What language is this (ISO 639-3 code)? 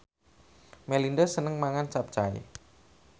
jav